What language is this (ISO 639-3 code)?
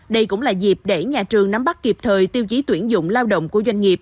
vie